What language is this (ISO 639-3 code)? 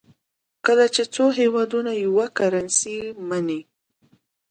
pus